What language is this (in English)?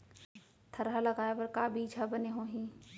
Chhattisgarhi